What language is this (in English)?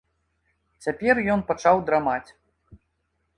Belarusian